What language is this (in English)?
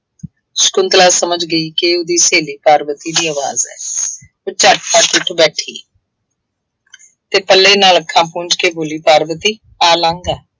Punjabi